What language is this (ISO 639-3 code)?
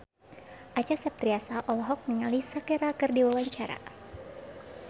sun